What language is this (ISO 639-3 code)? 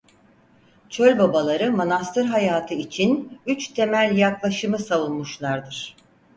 tur